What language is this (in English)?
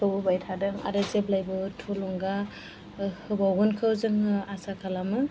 Bodo